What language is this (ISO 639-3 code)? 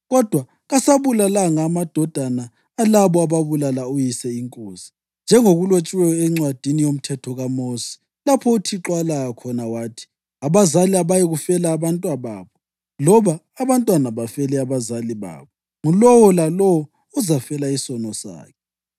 nde